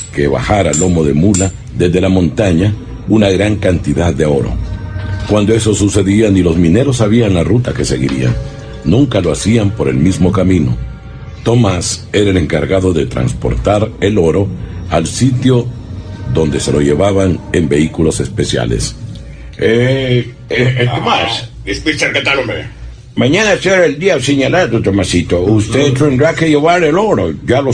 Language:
Spanish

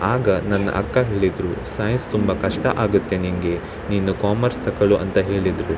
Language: Kannada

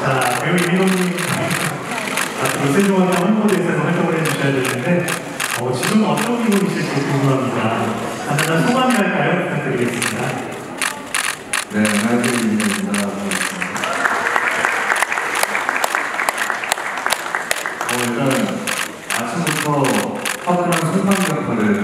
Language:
Korean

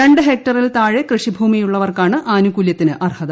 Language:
Malayalam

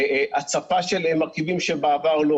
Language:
Hebrew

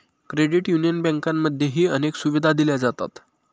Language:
Marathi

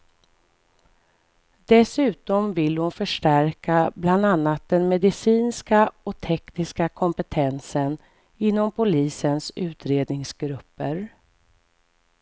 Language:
Swedish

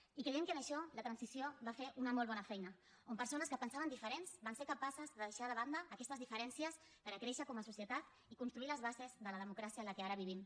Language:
Catalan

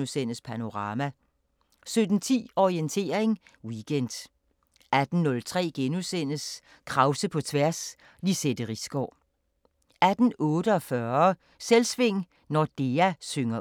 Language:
Danish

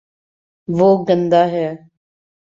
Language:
Urdu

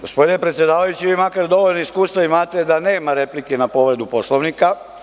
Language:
Serbian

